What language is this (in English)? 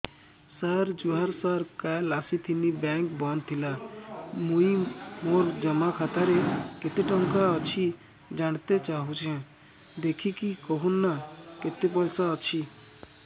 Odia